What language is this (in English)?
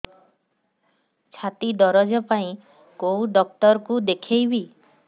Odia